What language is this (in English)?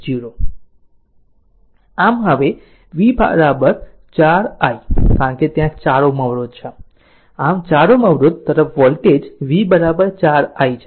Gujarati